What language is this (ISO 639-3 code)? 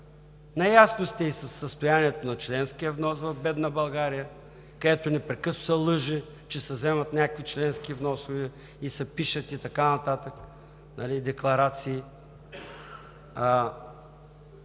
bul